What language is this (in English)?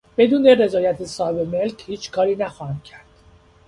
Persian